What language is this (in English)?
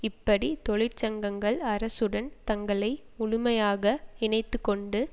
Tamil